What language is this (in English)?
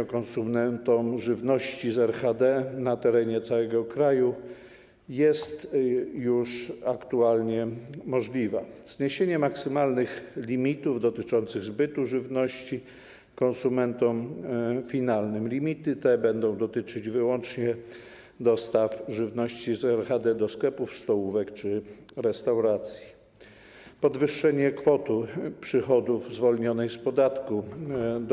Polish